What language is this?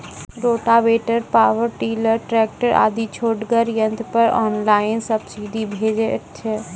Maithili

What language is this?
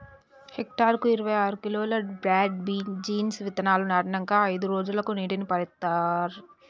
Telugu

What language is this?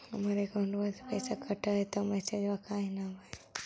Magahi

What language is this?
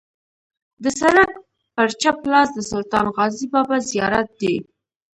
Pashto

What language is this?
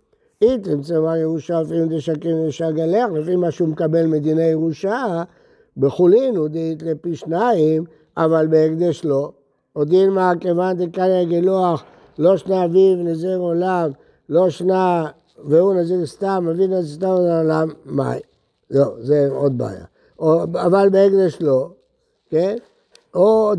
Hebrew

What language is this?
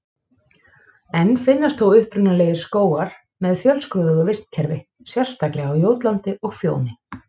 Icelandic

